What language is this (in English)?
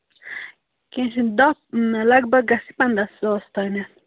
Kashmiri